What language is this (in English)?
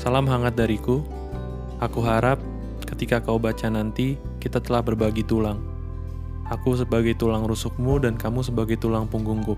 Indonesian